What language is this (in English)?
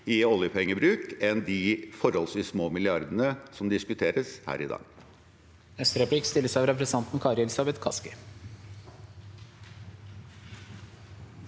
Norwegian